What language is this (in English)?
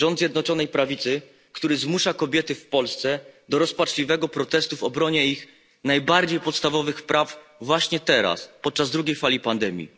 Polish